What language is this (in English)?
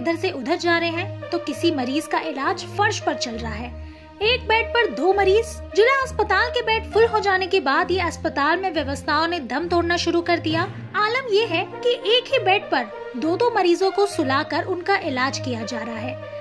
Hindi